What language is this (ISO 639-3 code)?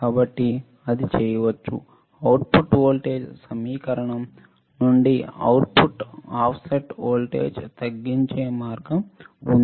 tel